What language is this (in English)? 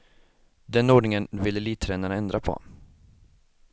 Swedish